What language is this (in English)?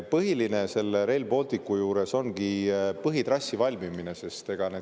Estonian